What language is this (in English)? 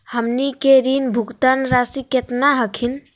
Magahi